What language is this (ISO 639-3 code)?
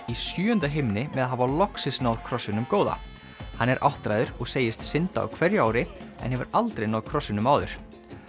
isl